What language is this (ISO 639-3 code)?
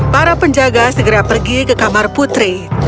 ind